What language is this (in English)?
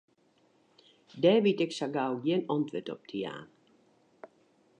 Western Frisian